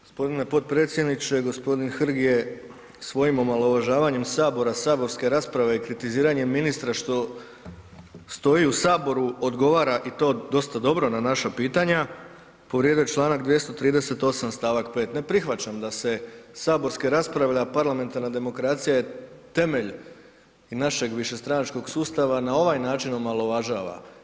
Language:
Croatian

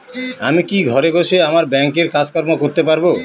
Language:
Bangla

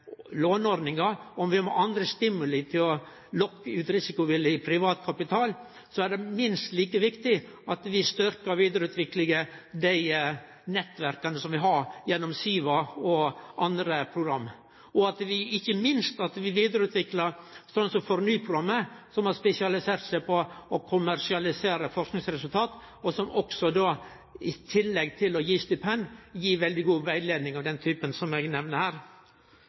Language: Norwegian Nynorsk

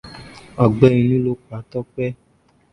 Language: Yoruba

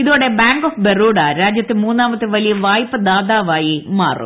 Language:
Malayalam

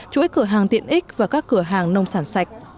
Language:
Vietnamese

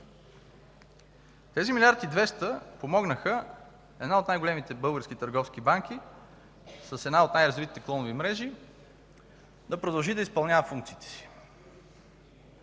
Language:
Bulgarian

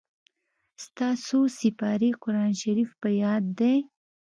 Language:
Pashto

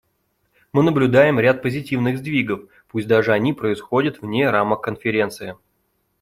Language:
Russian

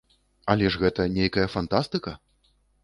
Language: Belarusian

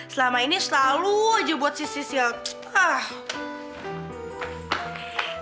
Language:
Indonesian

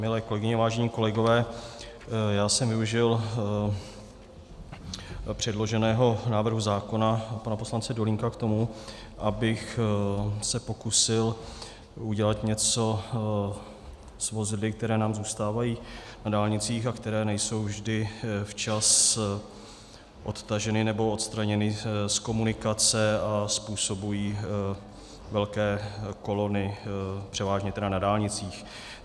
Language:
Czech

